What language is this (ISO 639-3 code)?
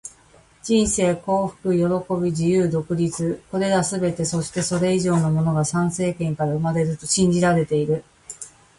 jpn